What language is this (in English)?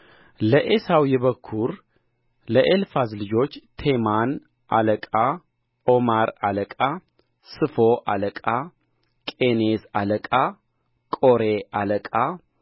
Amharic